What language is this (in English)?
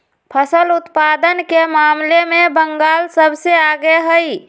Magahi